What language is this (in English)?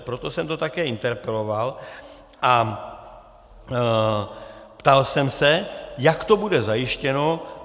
Czech